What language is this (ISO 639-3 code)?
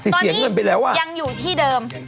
tha